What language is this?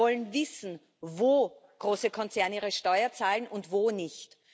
German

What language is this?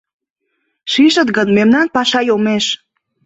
Mari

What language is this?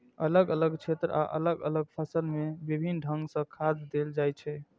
Maithili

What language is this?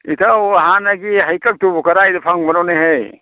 Manipuri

